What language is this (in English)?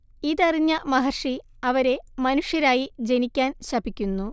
Malayalam